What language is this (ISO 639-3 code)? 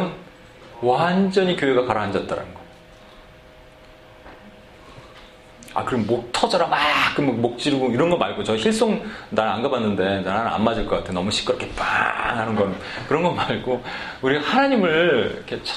kor